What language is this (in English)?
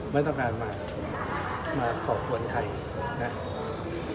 Thai